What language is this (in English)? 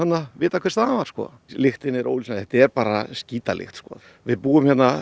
Icelandic